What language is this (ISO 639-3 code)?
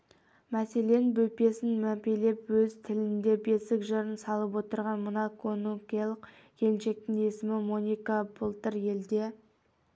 kaz